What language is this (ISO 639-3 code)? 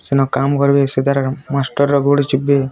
ori